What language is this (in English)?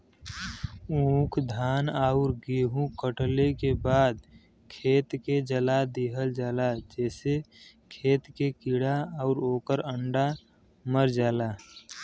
Bhojpuri